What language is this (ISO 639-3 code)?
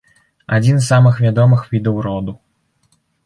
bel